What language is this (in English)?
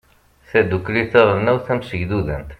Kabyle